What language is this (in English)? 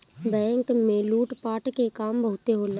Bhojpuri